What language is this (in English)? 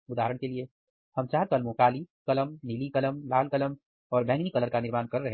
Hindi